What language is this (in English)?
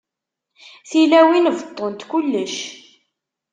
Kabyle